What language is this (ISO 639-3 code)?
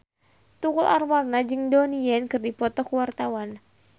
sun